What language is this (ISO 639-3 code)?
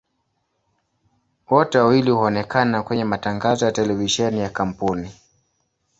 swa